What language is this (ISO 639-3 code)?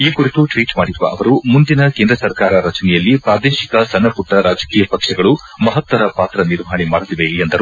kan